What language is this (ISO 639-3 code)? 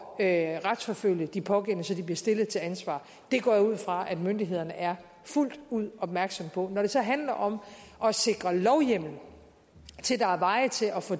dan